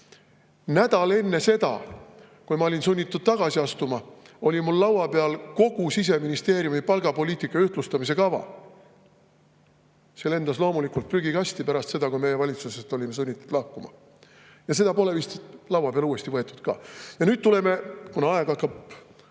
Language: Estonian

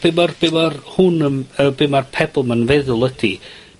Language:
Welsh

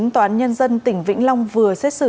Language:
Vietnamese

